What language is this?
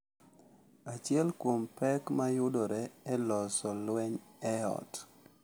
Luo (Kenya and Tanzania)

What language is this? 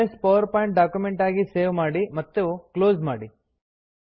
Kannada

